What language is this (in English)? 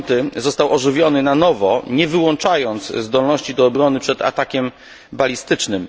Polish